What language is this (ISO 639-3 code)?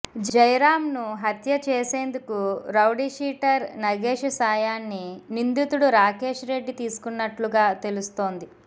tel